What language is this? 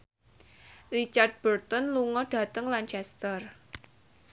Javanese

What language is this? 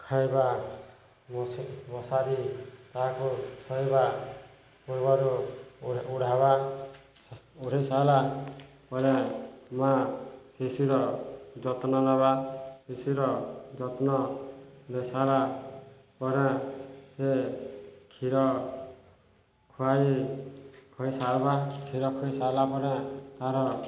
Odia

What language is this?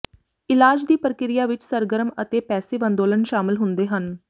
Punjabi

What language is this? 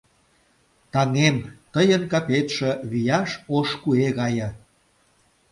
Mari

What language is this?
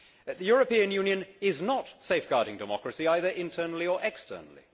English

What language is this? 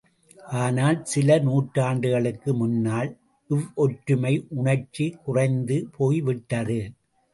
Tamil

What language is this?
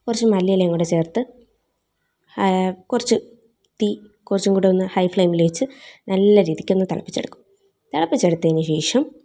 Malayalam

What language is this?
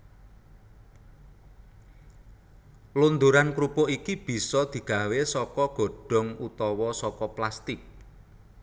Javanese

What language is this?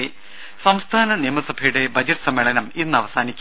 Malayalam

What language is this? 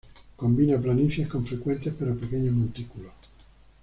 Spanish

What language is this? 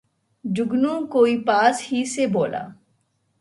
Urdu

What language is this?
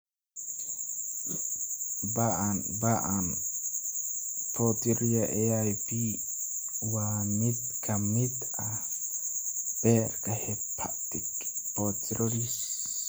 Somali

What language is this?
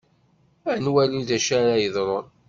Kabyle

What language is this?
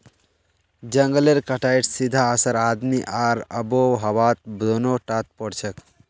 Magahi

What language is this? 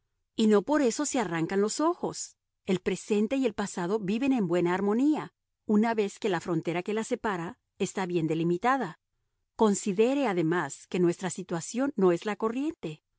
Spanish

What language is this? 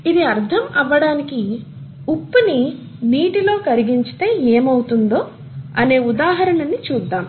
Telugu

